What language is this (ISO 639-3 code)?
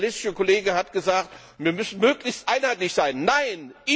deu